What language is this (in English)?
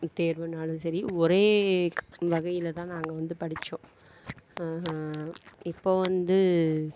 Tamil